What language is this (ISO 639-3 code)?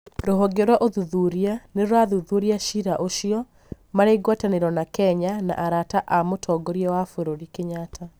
kik